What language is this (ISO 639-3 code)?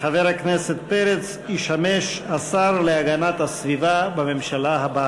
heb